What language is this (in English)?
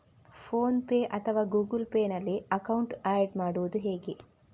Kannada